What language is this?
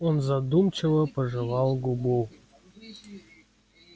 Russian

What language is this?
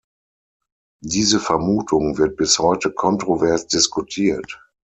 German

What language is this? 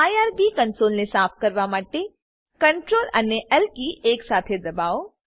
Gujarati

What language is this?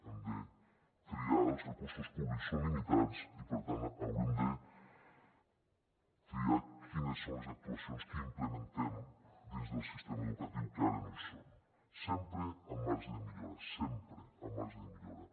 Catalan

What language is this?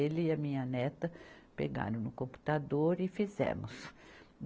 Portuguese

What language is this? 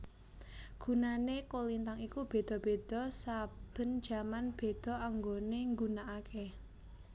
Javanese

